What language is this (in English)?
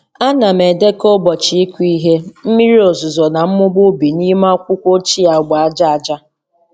Igbo